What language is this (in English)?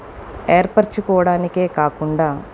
Telugu